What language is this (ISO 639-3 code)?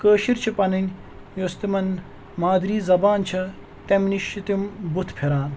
kas